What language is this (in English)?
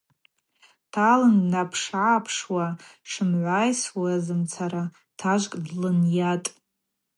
Abaza